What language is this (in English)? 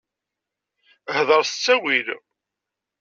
Kabyle